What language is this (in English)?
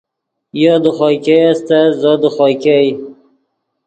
Yidgha